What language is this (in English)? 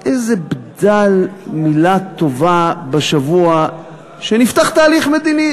Hebrew